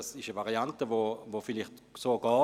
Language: Swiss German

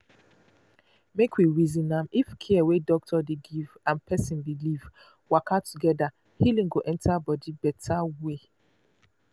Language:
Nigerian Pidgin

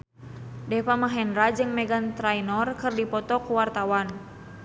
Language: Sundanese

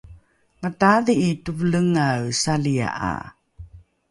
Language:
Rukai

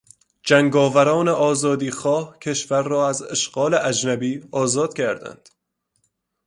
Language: Persian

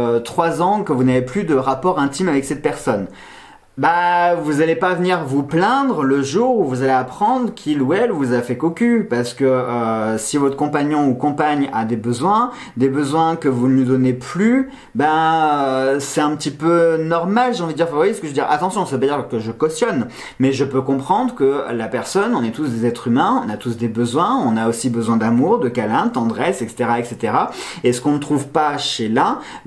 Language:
French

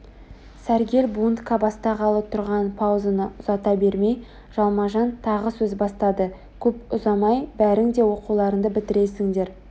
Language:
Kazakh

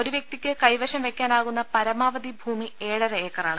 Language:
Malayalam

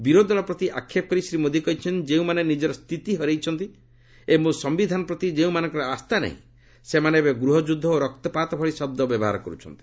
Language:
Odia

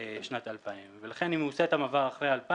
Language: Hebrew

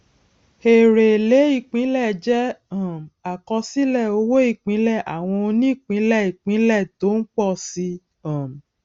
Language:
Yoruba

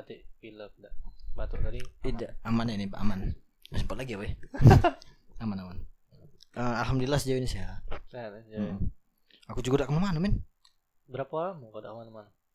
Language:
Indonesian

